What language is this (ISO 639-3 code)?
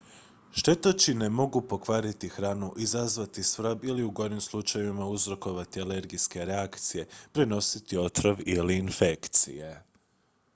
hrv